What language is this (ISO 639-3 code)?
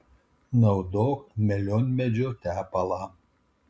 lit